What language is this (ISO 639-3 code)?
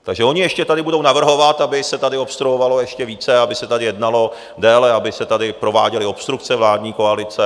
ces